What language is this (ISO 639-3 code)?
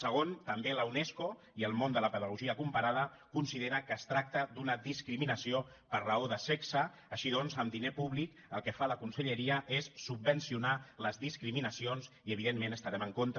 cat